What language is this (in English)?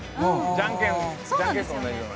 Japanese